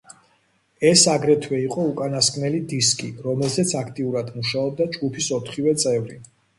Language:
Georgian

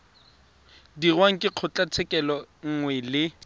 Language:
Tswana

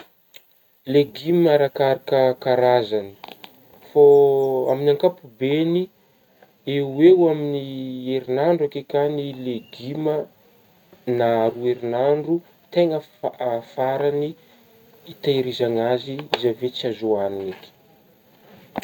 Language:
Northern Betsimisaraka Malagasy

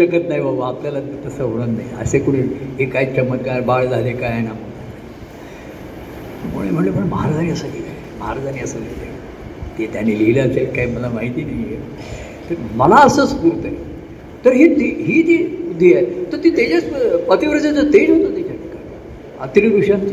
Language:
Marathi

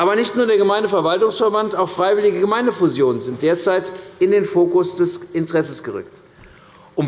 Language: German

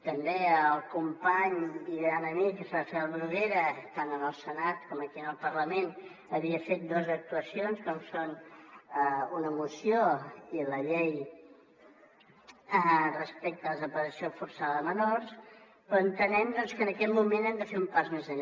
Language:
Catalan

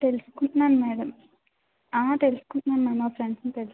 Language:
Telugu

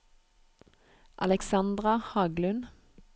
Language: Norwegian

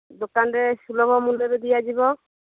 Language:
Odia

